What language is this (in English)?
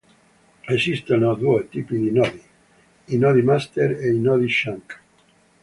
Italian